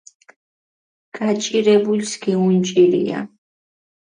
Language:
Mingrelian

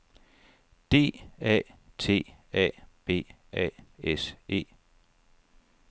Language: Danish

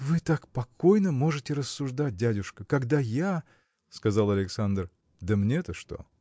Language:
Russian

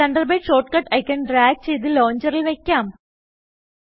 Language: Malayalam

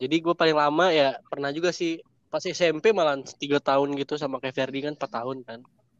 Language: Indonesian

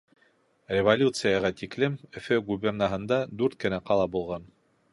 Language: Bashkir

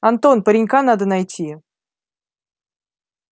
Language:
Russian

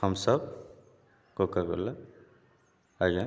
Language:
Odia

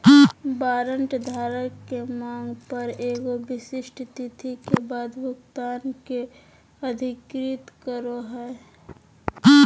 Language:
Magahi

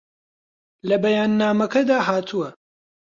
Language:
Central Kurdish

